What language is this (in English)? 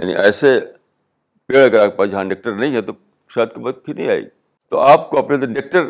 Urdu